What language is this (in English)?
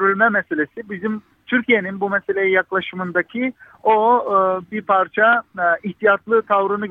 Turkish